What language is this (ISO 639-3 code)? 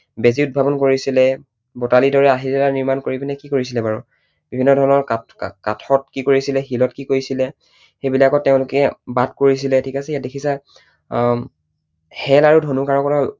asm